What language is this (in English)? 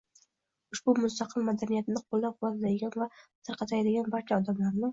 Uzbek